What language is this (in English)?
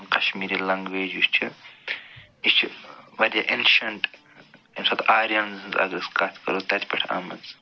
Kashmiri